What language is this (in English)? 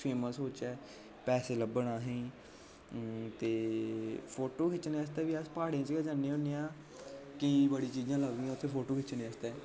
Dogri